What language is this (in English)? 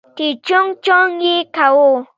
Pashto